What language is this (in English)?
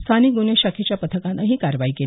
Marathi